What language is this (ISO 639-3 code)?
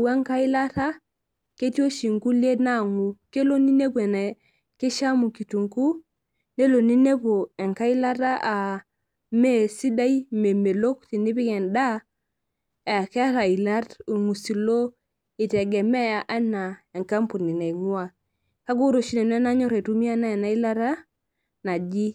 mas